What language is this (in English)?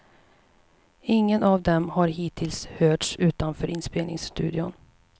Swedish